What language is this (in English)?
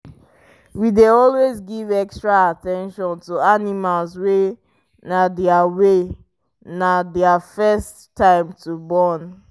Nigerian Pidgin